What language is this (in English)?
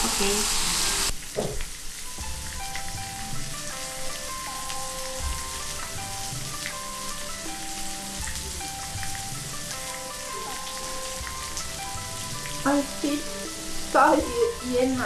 Japanese